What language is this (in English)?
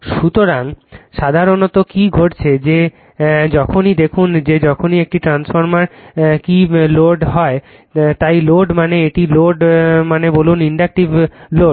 Bangla